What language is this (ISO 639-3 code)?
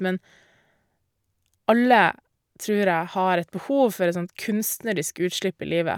nor